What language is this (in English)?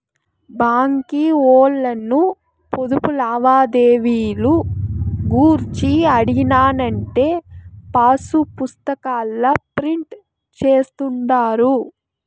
Telugu